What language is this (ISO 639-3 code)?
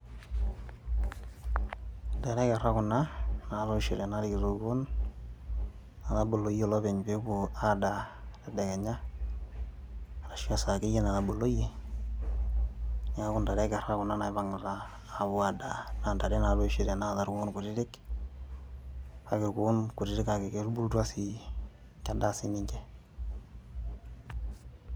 mas